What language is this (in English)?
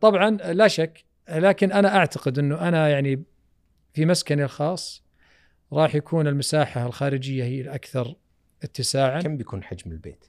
Arabic